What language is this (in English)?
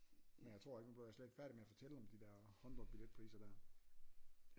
Danish